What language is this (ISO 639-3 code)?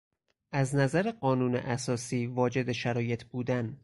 fas